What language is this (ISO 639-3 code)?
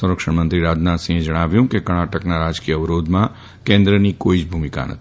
guj